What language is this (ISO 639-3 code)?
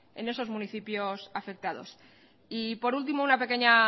spa